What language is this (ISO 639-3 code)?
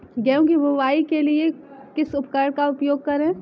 hin